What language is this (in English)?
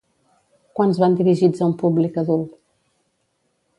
Catalan